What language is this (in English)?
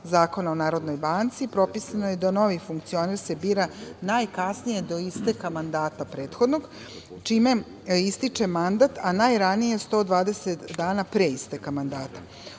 Serbian